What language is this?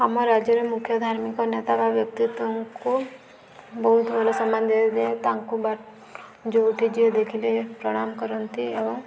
Odia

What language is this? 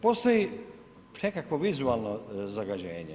Croatian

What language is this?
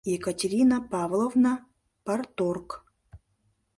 Mari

